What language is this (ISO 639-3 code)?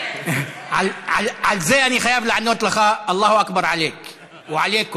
heb